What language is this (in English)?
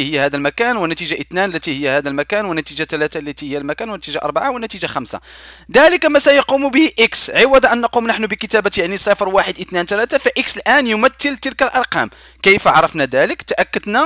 Arabic